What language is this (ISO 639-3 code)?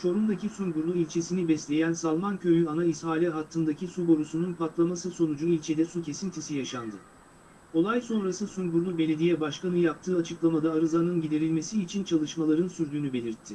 tur